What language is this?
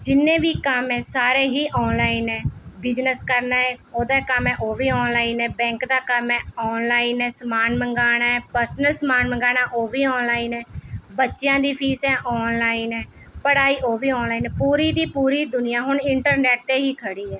Punjabi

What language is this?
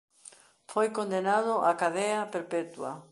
Galician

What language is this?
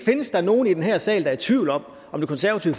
Danish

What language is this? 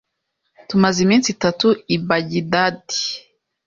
Kinyarwanda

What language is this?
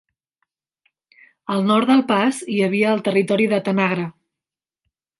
Catalan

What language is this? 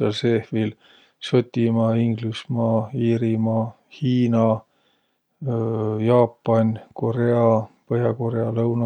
Võro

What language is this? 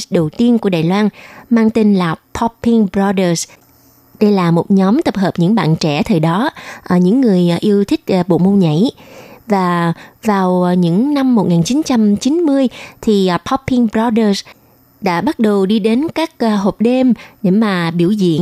Vietnamese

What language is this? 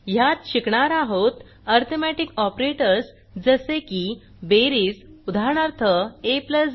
Marathi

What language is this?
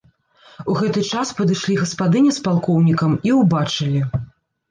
Belarusian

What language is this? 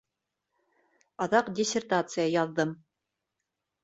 Bashkir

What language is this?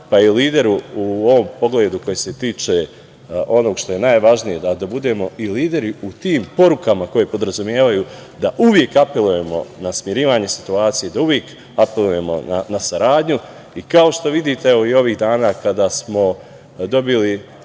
Serbian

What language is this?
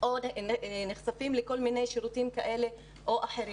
Hebrew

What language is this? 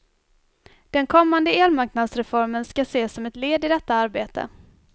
Swedish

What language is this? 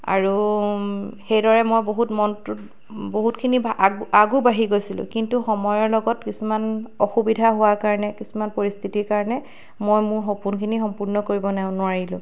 Assamese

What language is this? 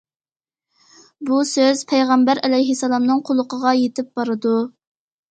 Uyghur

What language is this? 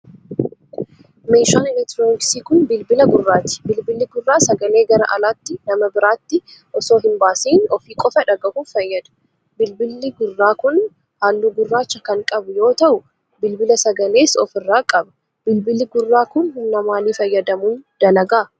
Oromo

